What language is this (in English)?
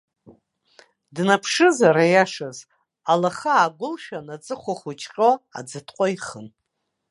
Abkhazian